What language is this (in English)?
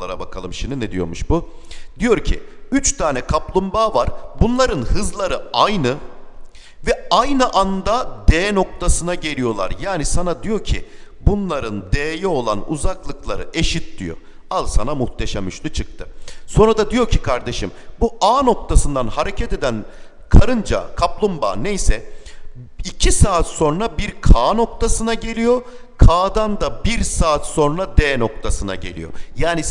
Turkish